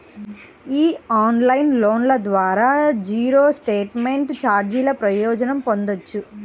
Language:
Telugu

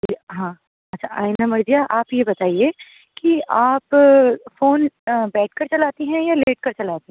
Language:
Urdu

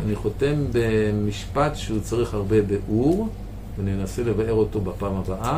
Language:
Hebrew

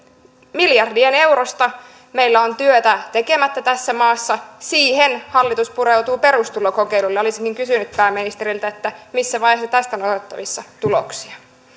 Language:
Finnish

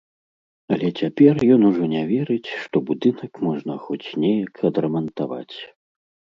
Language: Belarusian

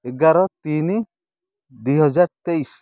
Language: Odia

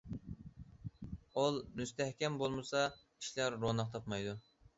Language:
Uyghur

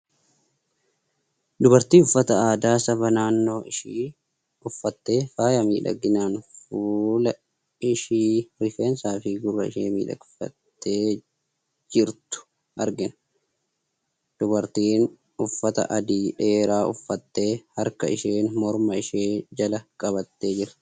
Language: Oromo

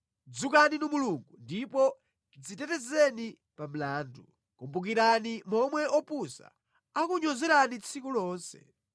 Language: Nyanja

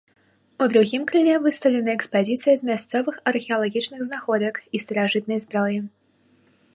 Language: Belarusian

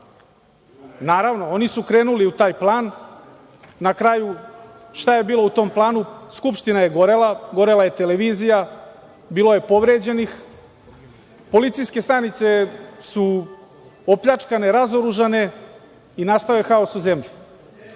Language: Serbian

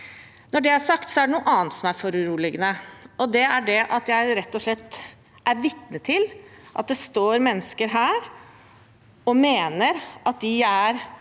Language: Norwegian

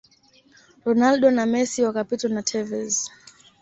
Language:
Swahili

